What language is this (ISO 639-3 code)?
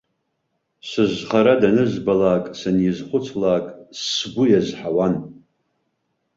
abk